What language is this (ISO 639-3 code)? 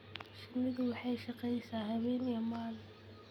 som